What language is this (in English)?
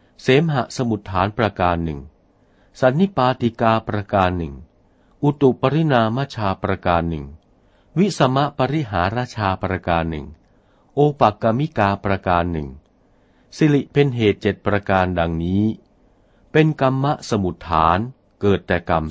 Thai